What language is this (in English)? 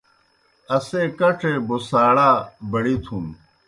Kohistani Shina